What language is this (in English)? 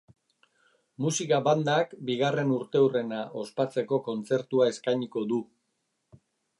Basque